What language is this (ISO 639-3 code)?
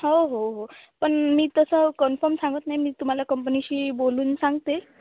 mar